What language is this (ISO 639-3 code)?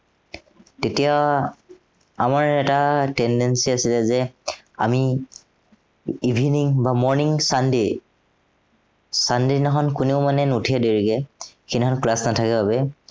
asm